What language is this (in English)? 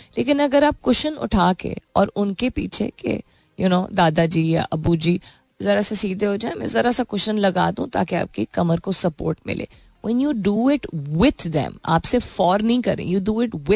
Hindi